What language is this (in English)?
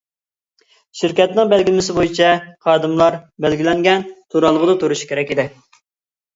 Uyghur